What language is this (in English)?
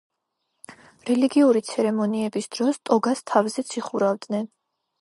Georgian